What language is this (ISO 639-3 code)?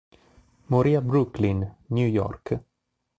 ita